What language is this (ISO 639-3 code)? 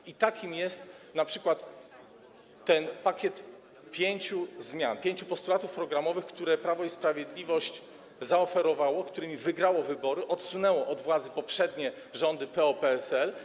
pol